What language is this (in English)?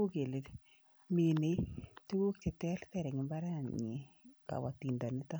Kalenjin